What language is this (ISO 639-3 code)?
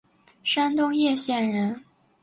zho